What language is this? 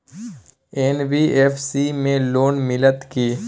Maithili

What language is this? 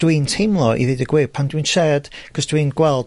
Welsh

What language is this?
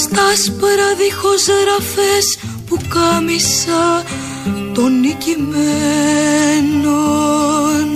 Greek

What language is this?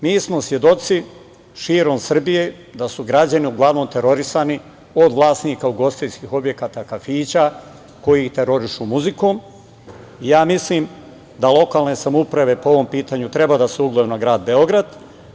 Serbian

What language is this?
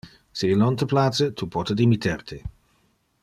Interlingua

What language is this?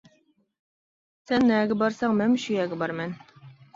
Uyghur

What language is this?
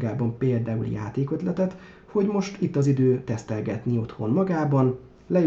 Hungarian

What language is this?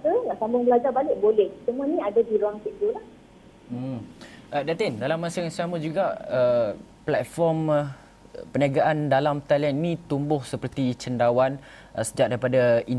Malay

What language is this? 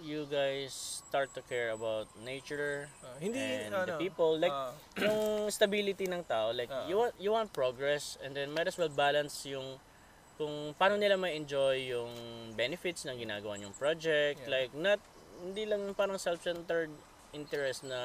Filipino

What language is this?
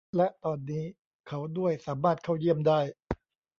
Thai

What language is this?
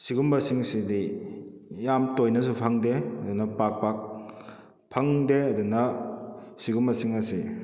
Manipuri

